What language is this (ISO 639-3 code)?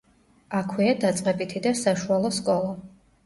kat